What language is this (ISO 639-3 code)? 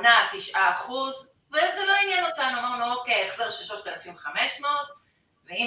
heb